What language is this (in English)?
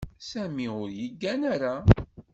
Kabyle